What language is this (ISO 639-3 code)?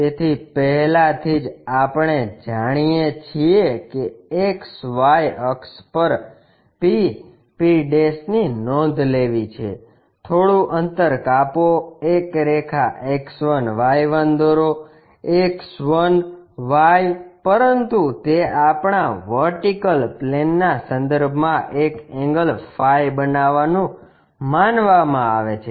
guj